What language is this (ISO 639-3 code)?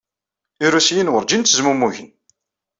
kab